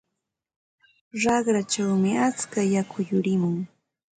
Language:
Ambo-Pasco Quechua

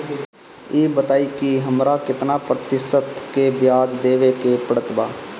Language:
Bhojpuri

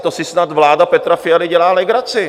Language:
Czech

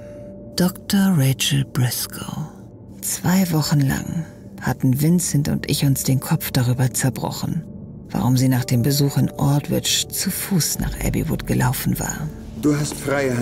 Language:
German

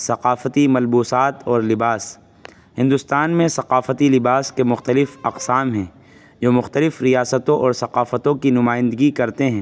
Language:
Urdu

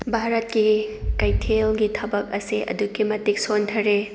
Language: Manipuri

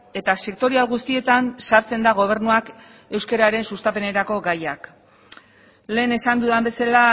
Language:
Basque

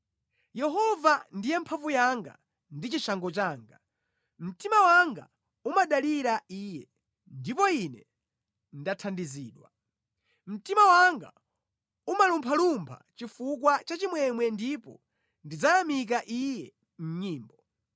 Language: Nyanja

